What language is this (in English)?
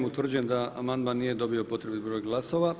Croatian